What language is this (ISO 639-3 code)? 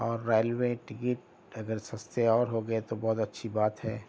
urd